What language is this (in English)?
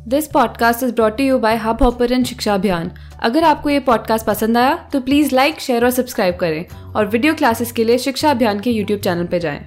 Hindi